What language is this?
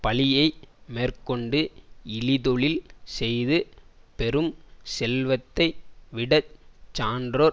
Tamil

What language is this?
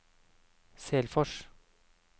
Norwegian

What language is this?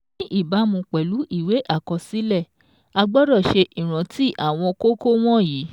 Yoruba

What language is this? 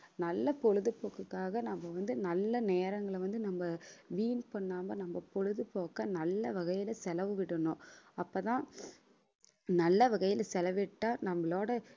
Tamil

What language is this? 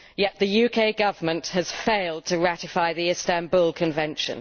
English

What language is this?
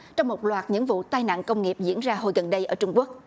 Vietnamese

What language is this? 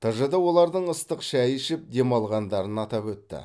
Kazakh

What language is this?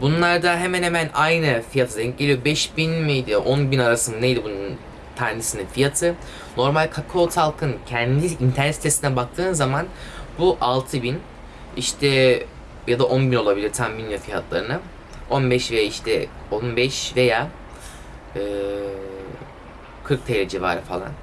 Turkish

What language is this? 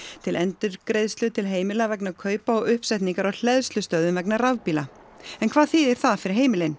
Icelandic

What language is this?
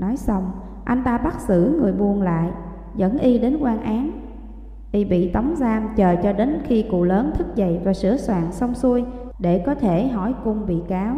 Vietnamese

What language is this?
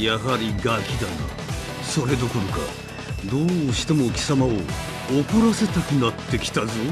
Japanese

